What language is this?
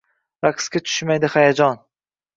Uzbek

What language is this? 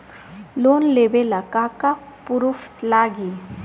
Bhojpuri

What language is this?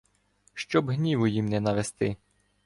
Ukrainian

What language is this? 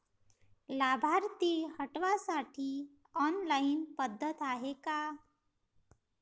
Marathi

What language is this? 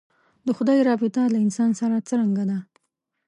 Pashto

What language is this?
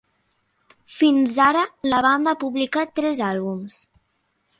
Catalan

